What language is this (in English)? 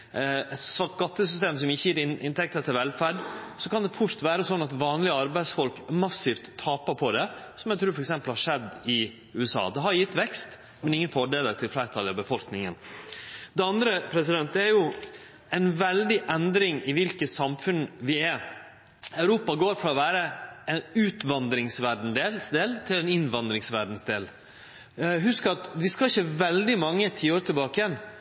Norwegian Nynorsk